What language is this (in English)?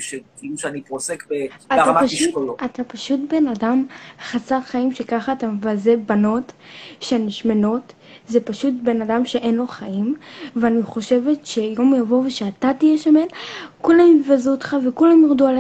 Hebrew